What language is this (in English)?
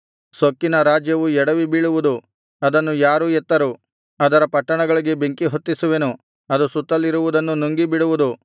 Kannada